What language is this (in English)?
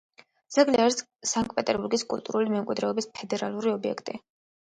Georgian